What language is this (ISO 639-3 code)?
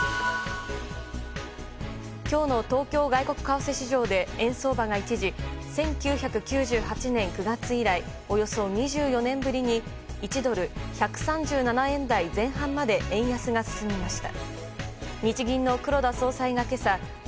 jpn